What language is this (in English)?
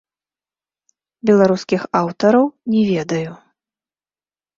Belarusian